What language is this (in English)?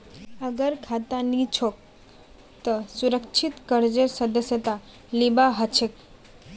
Magahi